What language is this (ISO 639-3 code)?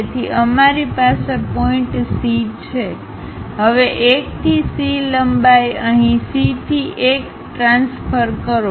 guj